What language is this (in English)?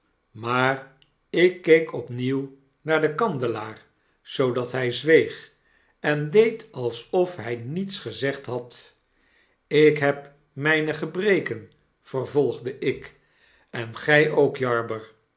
Dutch